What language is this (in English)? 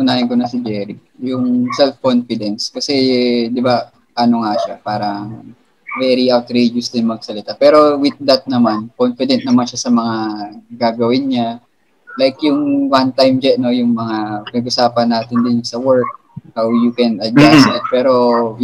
Filipino